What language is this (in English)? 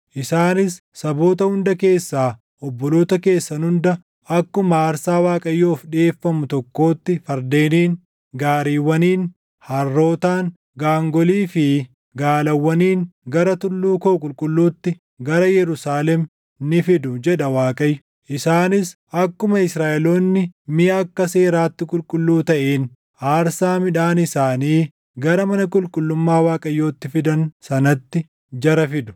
Oromo